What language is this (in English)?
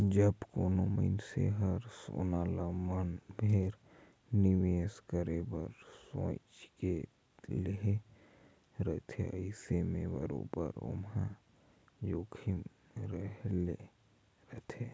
Chhattisgarhi